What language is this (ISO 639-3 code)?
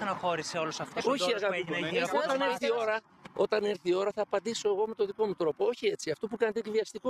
ell